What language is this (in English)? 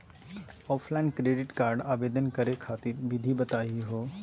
Magahi